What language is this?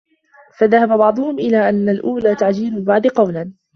Arabic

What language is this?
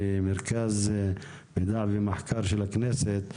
Hebrew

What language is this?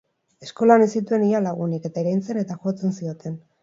Basque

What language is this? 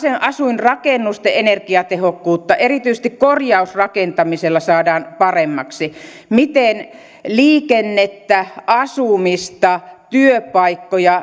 Finnish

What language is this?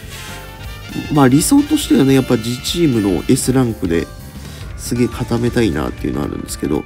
Japanese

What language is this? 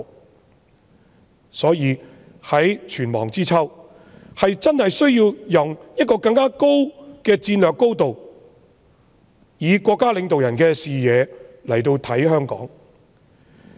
Cantonese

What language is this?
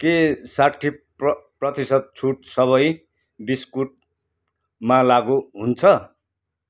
Nepali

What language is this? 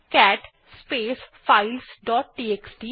Bangla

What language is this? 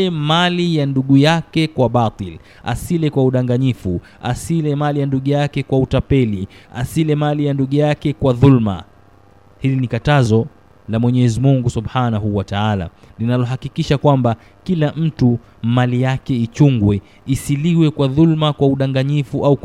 Swahili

